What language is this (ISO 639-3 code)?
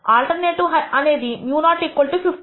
tel